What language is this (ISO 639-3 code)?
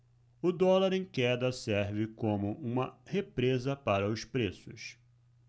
por